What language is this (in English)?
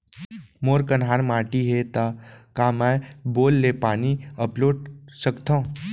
Chhattisgarhi